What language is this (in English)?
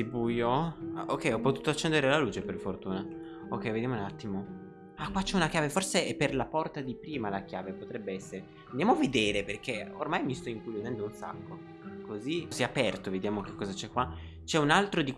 Italian